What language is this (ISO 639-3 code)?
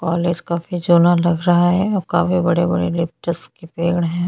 hin